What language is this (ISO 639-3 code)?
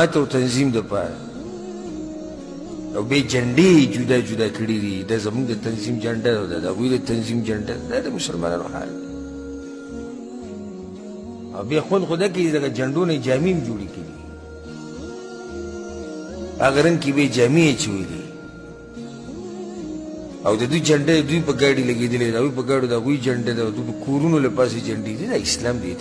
ara